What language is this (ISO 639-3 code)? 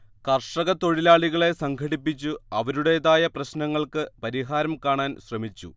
mal